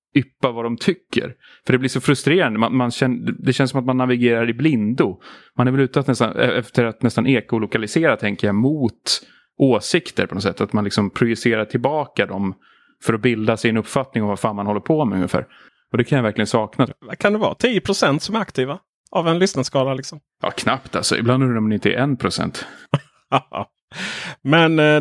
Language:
Swedish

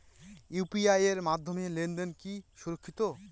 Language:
Bangla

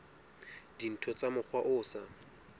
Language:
Southern Sotho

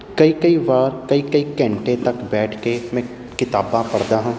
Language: Punjabi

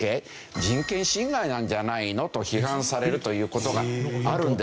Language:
Japanese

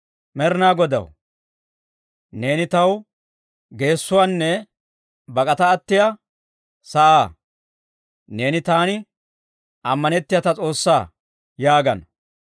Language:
Dawro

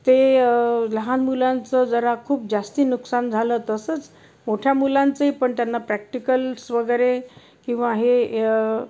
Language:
Marathi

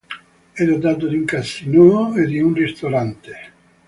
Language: Italian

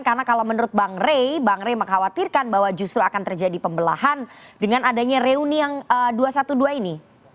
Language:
Indonesian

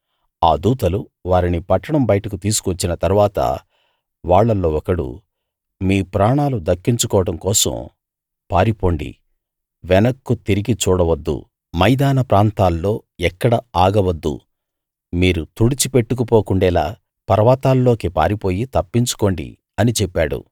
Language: Telugu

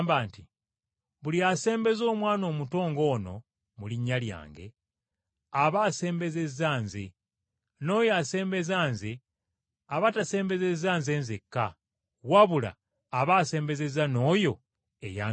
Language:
Ganda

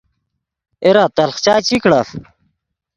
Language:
Yidgha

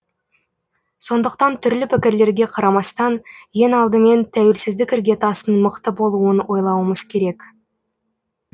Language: Kazakh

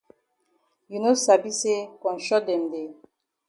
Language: Cameroon Pidgin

